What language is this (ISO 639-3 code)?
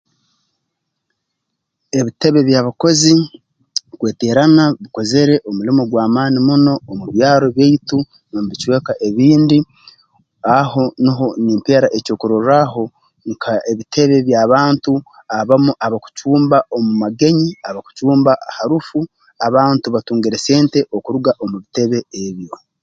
ttj